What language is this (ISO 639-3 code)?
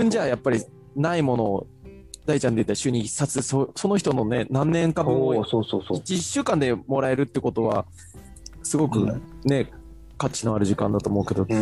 jpn